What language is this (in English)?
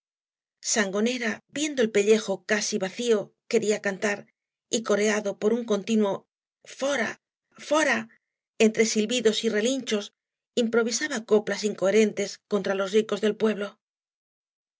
Spanish